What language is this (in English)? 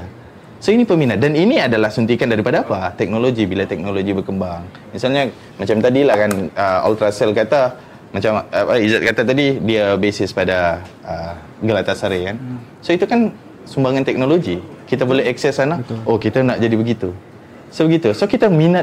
Malay